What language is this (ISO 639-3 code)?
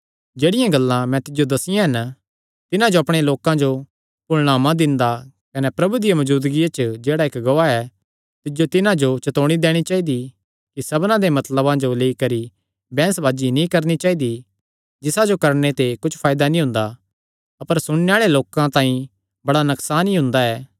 xnr